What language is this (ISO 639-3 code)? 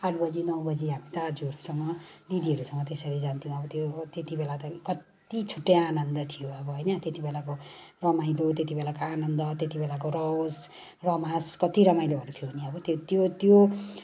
nep